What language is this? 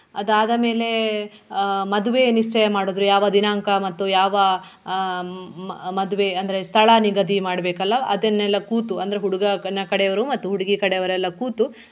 Kannada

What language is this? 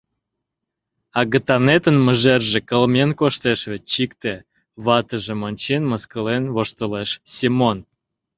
Mari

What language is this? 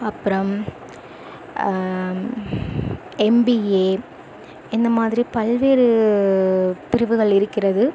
Tamil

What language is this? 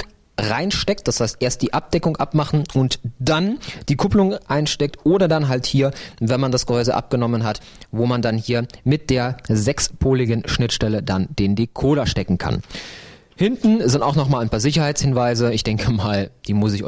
German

